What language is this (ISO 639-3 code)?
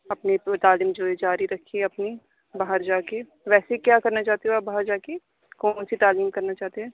urd